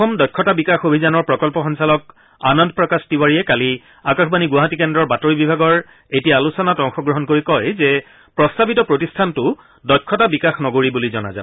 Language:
Assamese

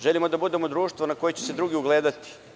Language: Serbian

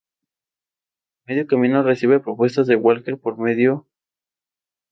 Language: Spanish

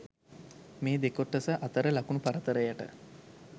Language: Sinhala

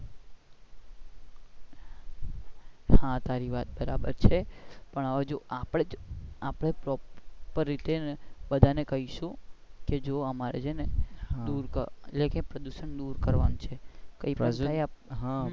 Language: Gujarati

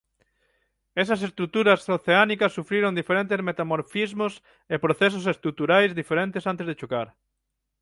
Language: Galician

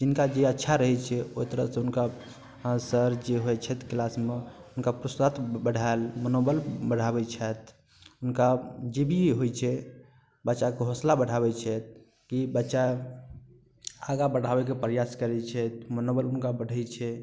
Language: Maithili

